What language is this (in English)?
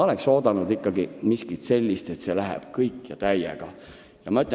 Estonian